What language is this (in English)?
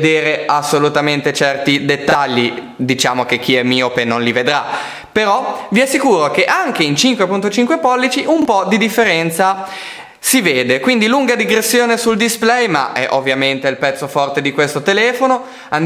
Italian